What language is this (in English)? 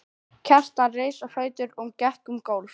Icelandic